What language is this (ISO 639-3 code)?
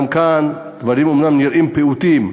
heb